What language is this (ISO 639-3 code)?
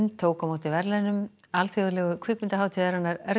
isl